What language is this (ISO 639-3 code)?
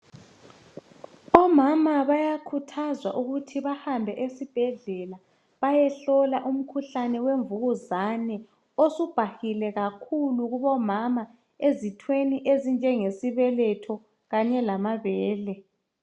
nde